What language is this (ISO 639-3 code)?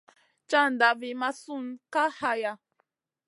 mcn